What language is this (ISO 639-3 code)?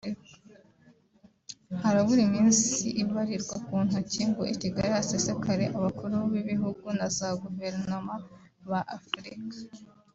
kin